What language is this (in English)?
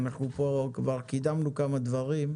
Hebrew